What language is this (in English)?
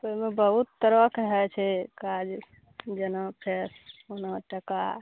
Maithili